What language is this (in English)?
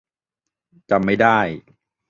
Thai